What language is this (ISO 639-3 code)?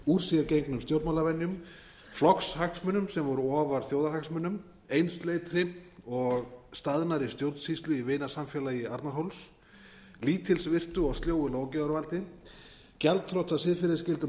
isl